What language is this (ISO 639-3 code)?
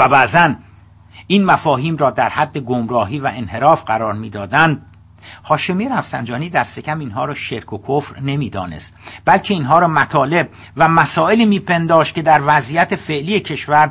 fas